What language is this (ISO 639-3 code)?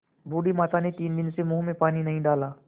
hin